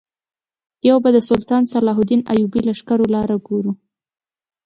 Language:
Pashto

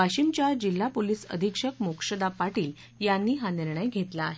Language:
Marathi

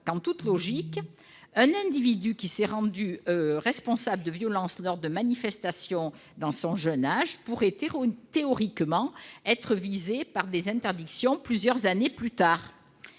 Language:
French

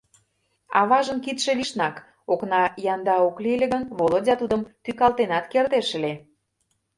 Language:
Mari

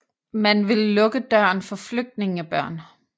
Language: Danish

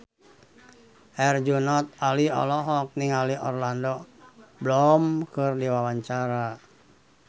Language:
Sundanese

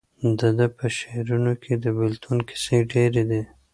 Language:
Pashto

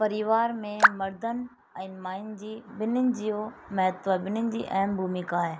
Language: Sindhi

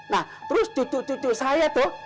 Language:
Indonesian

